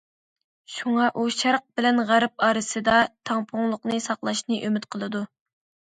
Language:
Uyghur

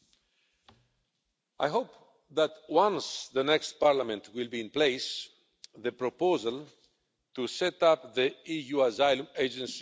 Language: English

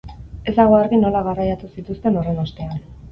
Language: Basque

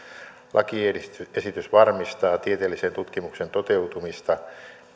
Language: Finnish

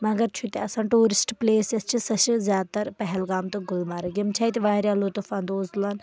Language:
Kashmiri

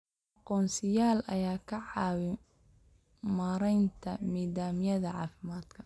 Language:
Somali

